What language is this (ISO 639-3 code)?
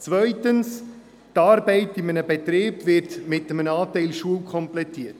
gsw